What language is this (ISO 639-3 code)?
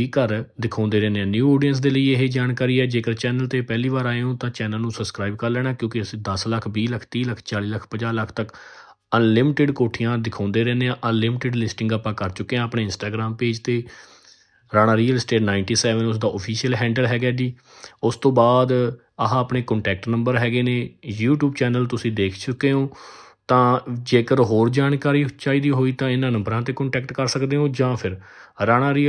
pan